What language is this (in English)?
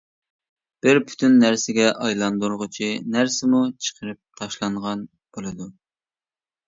Uyghur